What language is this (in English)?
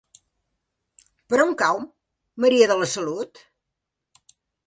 Catalan